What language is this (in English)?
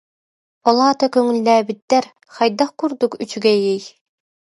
Yakut